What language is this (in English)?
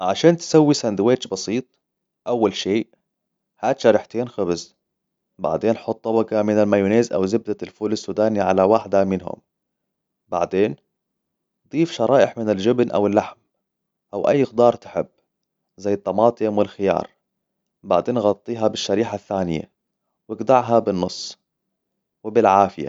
Hijazi Arabic